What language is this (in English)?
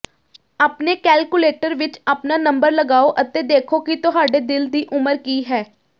Punjabi